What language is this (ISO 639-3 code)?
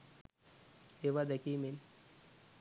sin